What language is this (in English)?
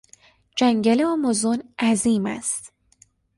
Persian